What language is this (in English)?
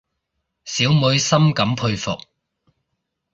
Cantonese